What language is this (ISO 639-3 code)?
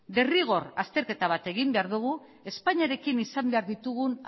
eus